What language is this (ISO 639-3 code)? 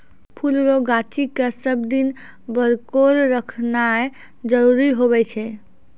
mai